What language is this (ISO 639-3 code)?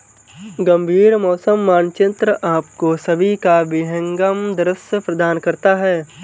hin